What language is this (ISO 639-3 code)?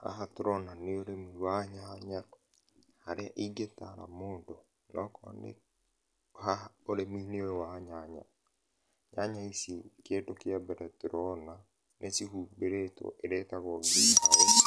kik